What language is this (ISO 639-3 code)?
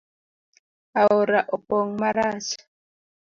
luo